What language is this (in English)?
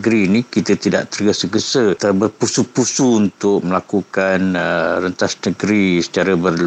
Malay